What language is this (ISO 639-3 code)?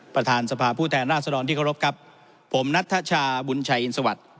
tha